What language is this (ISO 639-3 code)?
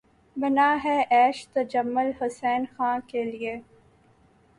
urd